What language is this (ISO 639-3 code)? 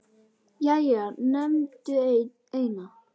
isl